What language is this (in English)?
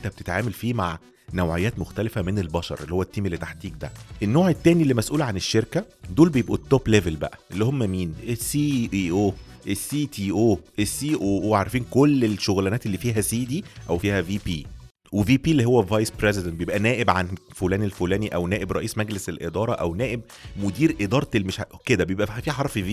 Arabic